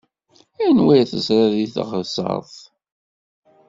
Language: Kabyle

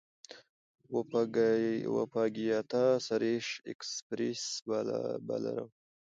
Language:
Pashto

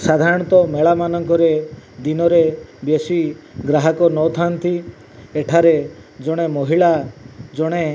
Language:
Odia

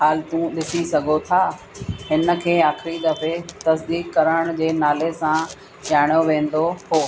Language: Sindhi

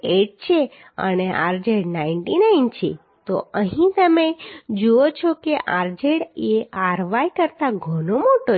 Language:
Gujarati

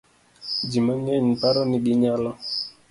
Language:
Luo (Kenya and Tanzania)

